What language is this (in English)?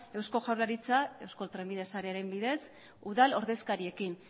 Basque